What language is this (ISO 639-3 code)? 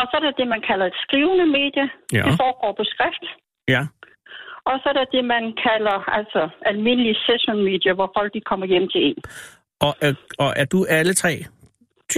dan